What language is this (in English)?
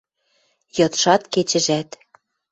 Western Mari